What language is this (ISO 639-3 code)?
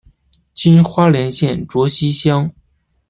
zho